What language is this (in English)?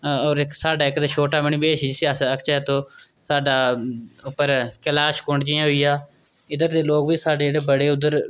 Dogri